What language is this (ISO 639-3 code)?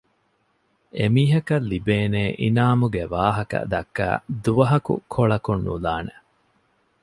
div